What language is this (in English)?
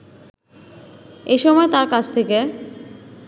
Bangla